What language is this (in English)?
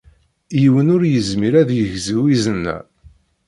Kabyle